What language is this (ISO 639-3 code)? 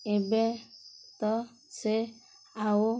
ori